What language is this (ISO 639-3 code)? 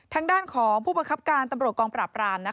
tha